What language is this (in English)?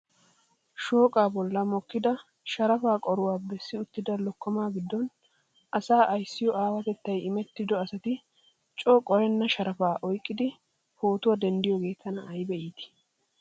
Wolaytta